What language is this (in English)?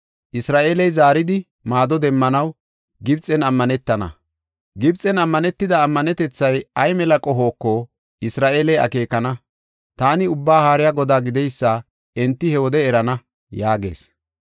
Gofa